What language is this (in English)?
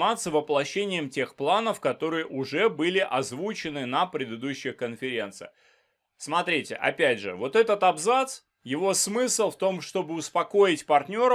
Russian